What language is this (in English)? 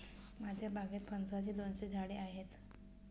Marathi